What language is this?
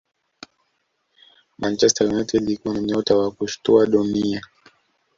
Swahili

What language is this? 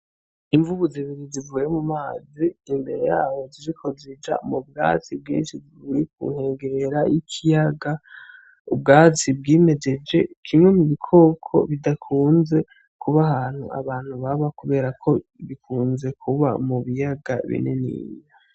Rundi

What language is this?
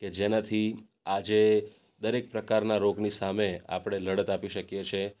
Gujarati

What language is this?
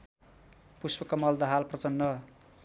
Nepali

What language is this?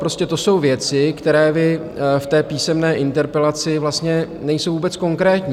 Czech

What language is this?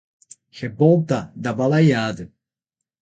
Portuguese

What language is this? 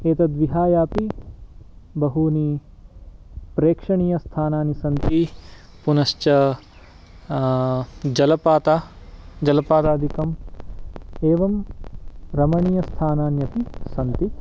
Sanskrit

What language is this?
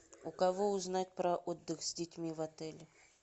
Russian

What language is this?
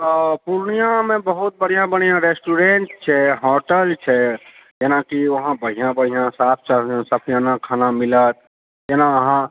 Maithili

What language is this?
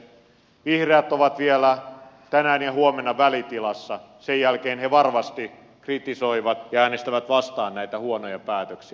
Finnish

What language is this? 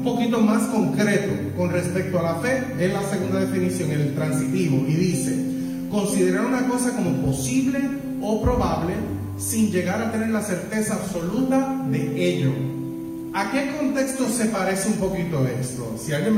Spanish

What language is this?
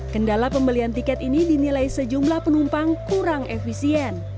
Indonesian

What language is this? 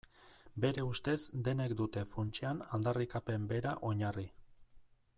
Basque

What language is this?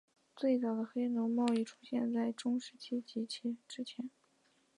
Chinese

